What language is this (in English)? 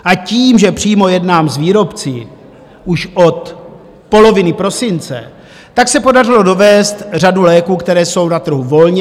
Czech